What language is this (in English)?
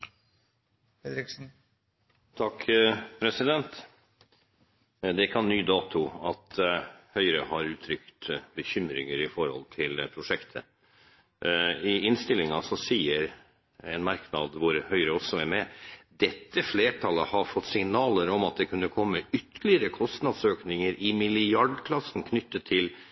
Norwegian Bokmål